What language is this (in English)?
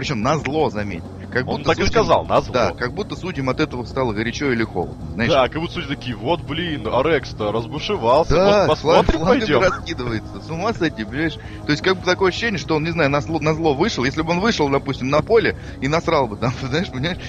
Russian